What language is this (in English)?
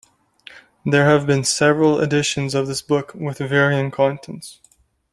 English